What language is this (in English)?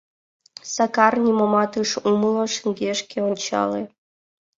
Mari